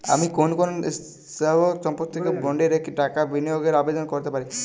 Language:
Bangla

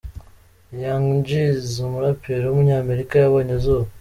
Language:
Kinyarwanda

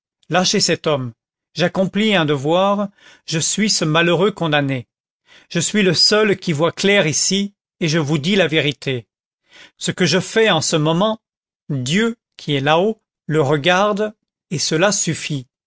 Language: French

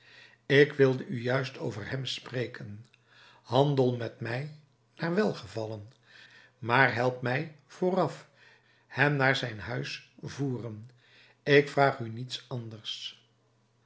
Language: Dutch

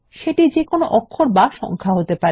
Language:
Bangla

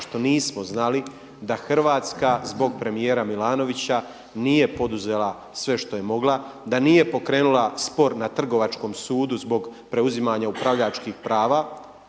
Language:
Croatian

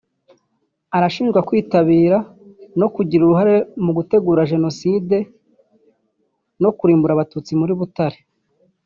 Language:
Kinyarwanda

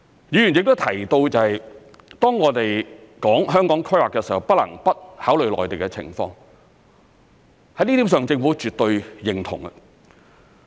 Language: Cantonese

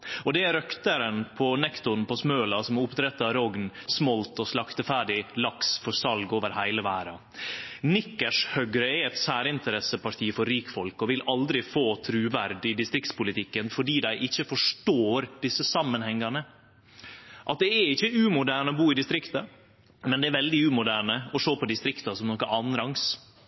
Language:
Norwegian Nynorsk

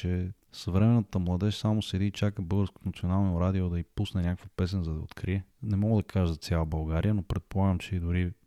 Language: Bulgarian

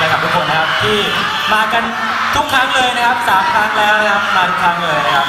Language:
Thai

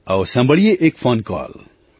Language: Gujarati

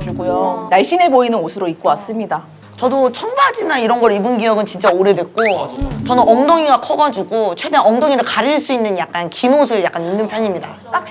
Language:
Korean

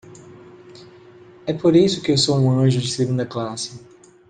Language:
Portuguese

